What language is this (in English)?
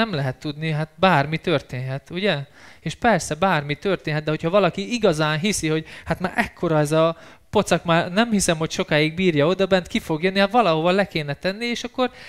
Hungarian